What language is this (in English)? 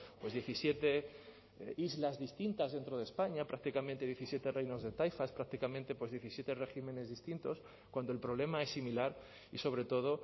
Spanish